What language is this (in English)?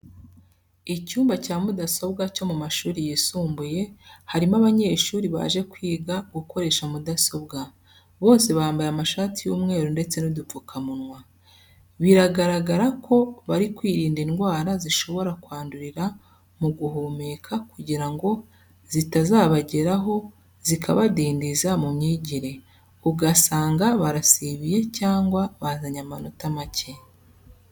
Kinyarwanda